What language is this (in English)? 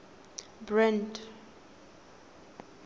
Tswana